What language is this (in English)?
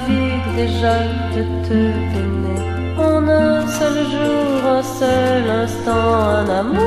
French